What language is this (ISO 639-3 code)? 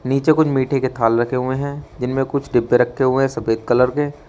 hin